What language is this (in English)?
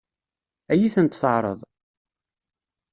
Kabyle